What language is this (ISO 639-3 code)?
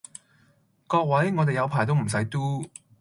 yue